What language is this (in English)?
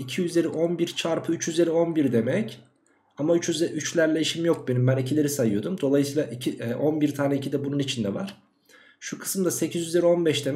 Turkish